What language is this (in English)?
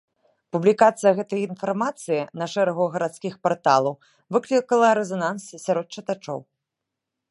Belarusian